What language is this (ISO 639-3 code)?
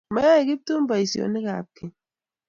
kln